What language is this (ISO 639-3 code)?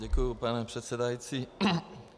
ces